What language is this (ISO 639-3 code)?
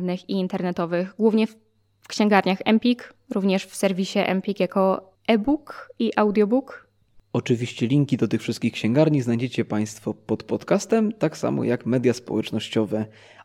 pol